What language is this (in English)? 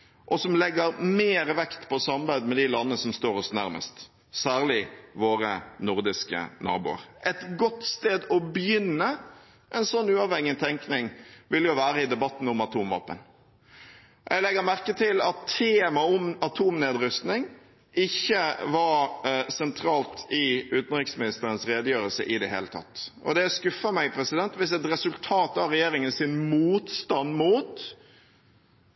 Norwegian Bokmål